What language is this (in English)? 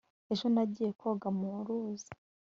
Kinyarwanda